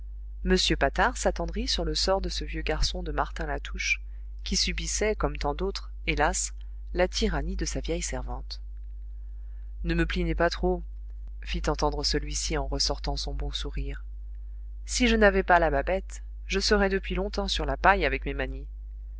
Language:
French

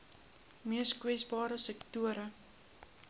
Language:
Afrikaans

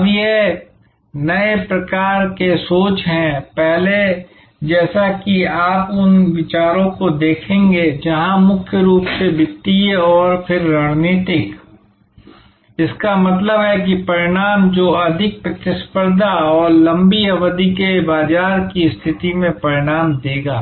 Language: Hindi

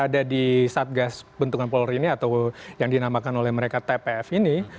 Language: Indonesian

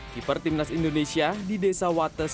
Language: Indonesian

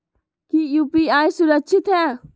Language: Magahi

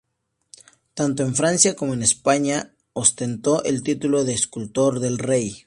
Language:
Spanish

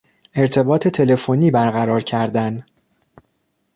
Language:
Persian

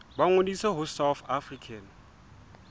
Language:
Southern Sotho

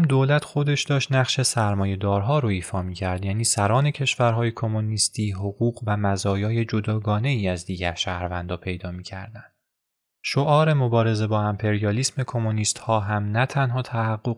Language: Persian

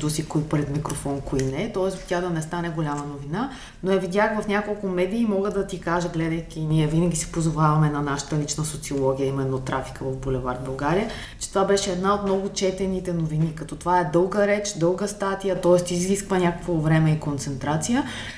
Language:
Bulgarian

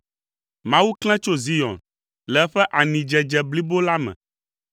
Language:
Ewe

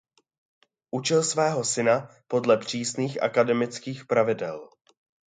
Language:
Czech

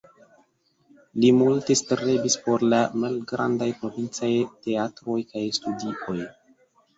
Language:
Esperanto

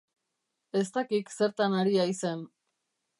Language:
Basque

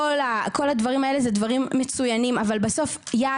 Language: Hebrew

